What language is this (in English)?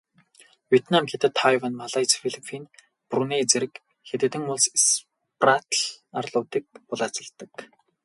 Mongolian